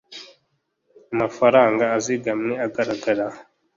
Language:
Kinyarwanda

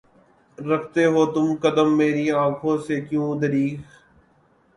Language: Urdu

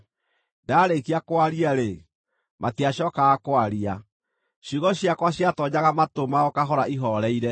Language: Kikuyu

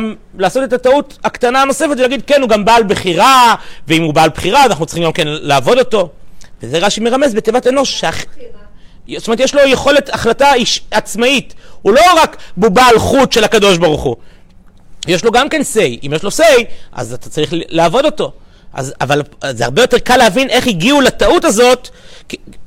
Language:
Hebrew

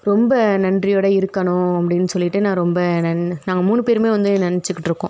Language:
Tamil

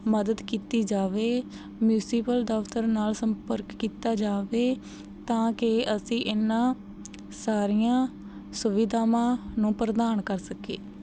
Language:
Punjabi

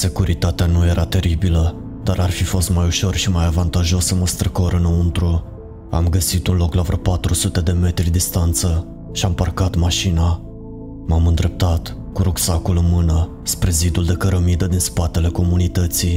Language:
Romanian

